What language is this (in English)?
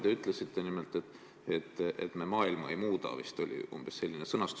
Estonian